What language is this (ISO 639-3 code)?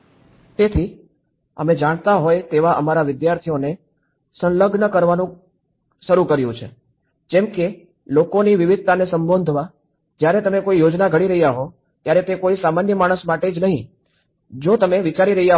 guj